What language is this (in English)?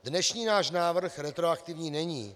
Czech